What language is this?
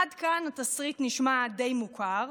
Hebrew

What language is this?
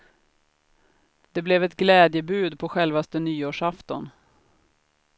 Swedish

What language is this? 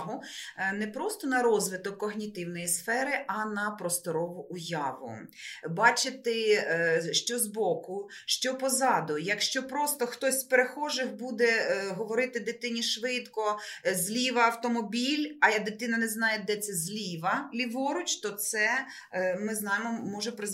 Ukrainian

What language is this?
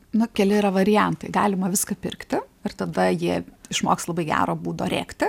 Lithuanian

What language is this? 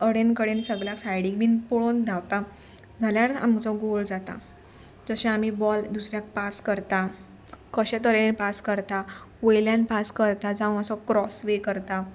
Konkani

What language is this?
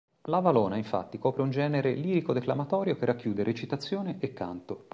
Italian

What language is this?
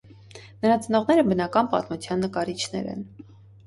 Armenian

